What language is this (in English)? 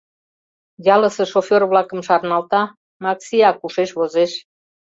Mari